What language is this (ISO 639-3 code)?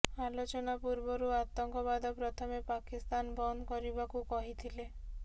ori